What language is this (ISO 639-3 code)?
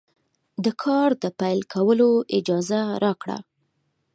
pus